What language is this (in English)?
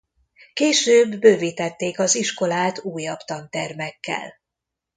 Hungarian